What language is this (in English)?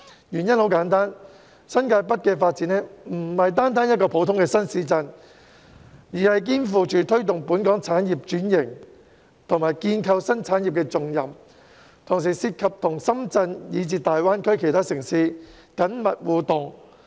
Cantonese